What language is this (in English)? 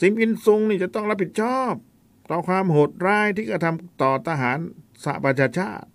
Thai